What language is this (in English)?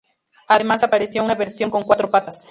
Spanish